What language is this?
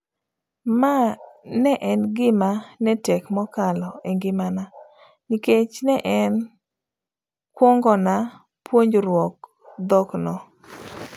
Luo (Kenya and Tanzania)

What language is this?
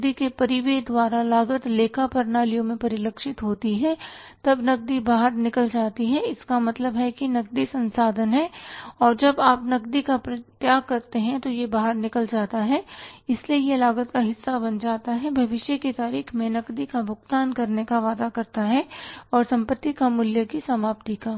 Hindi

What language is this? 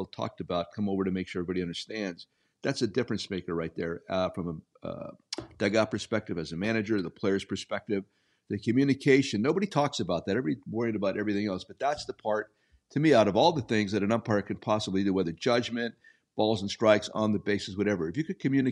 English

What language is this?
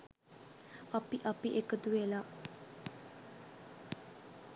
Sinhala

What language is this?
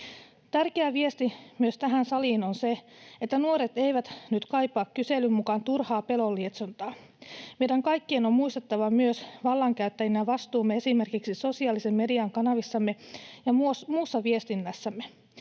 Finnish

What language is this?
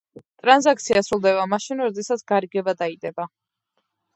Georgian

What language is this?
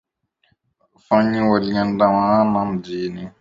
Swahili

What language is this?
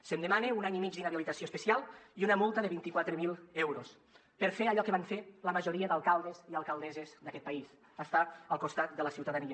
Catalan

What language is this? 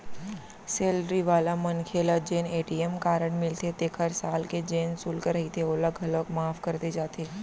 Chhattisgarhi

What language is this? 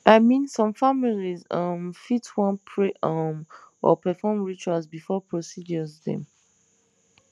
Nigerian Pidgin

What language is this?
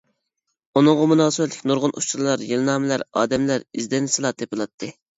Uyghur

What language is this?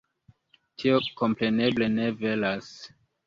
Esperanto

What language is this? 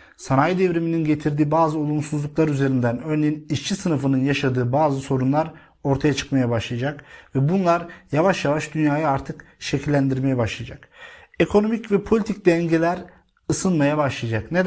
Turkish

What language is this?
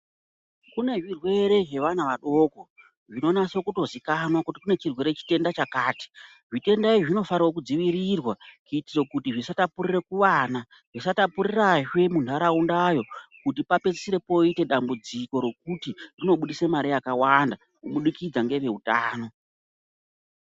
Ndau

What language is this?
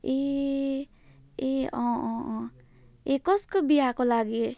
Nepali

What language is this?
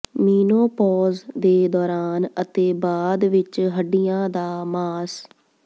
Punjabi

